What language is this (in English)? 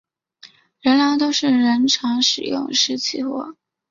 Chinese